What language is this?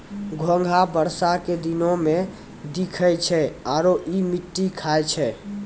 Maithili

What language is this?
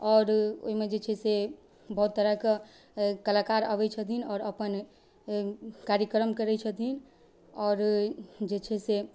Maithili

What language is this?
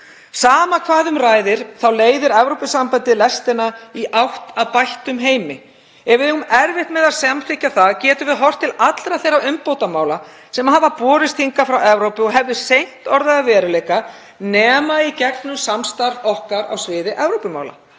Icelandic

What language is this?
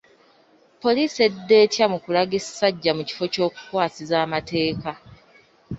Ganda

